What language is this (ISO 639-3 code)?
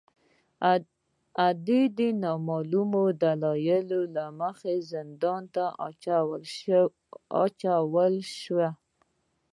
pus